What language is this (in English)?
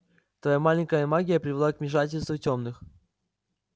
Russian